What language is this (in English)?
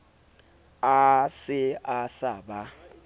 Southern Sotho